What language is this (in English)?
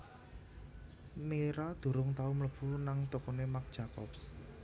Javanese